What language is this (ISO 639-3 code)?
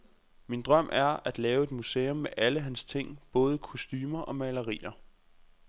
dan